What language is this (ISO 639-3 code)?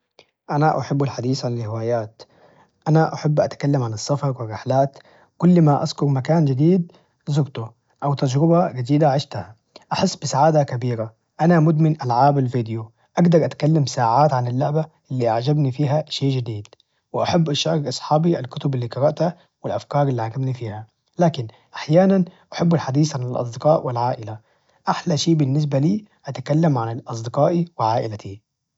ars